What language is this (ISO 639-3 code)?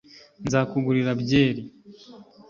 kin